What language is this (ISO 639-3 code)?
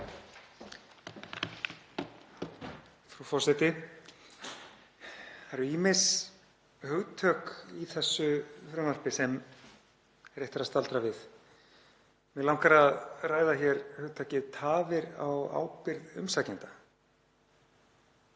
isl